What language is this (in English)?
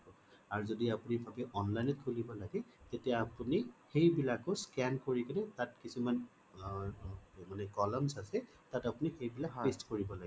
Assamese